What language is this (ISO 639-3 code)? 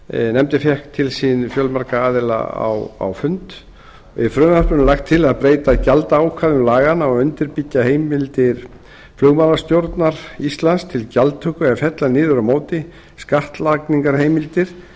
isl